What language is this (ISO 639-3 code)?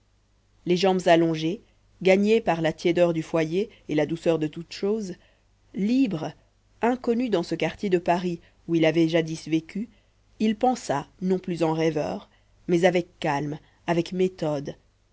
fra